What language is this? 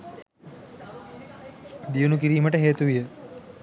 Sinhala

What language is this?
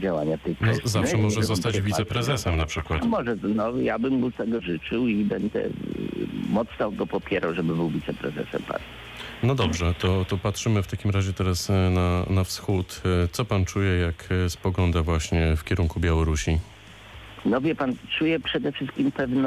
Polish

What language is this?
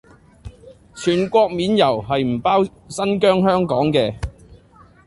Cantonese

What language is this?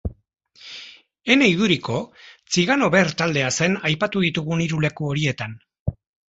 Basque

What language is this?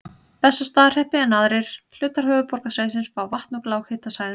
Icelandic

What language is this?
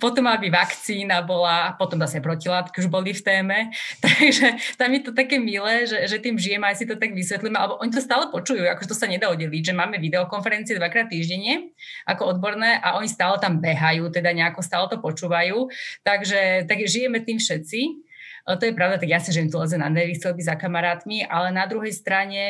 Slovak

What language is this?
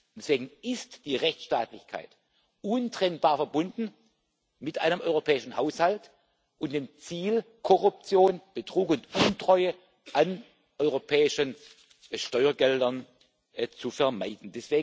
German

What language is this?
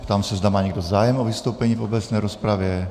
Czech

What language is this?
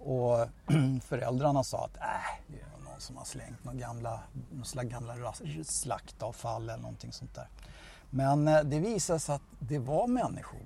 Swedish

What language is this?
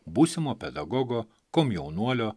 Lithuanian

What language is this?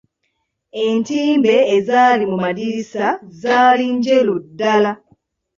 Ganda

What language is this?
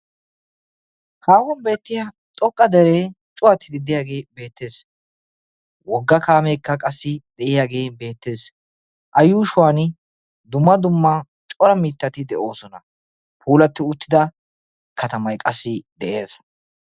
Wolaytta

